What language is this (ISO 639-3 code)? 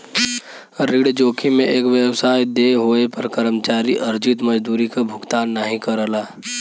bho